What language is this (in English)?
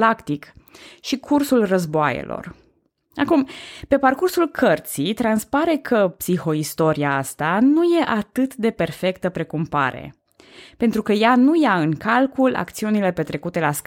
Romanian